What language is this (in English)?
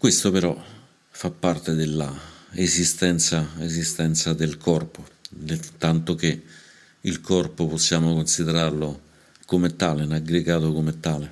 Italian